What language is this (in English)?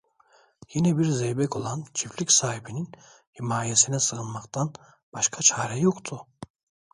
Turkish